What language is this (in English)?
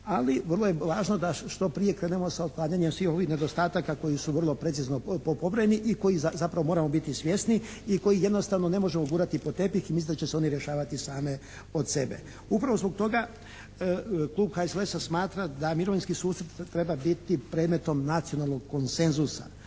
Croatian